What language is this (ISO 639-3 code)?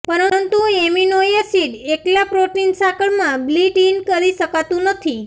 guj